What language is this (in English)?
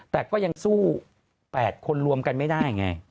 Thai